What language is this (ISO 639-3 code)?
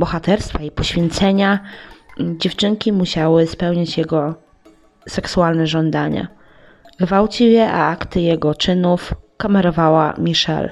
pol